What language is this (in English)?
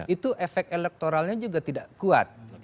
Indonesian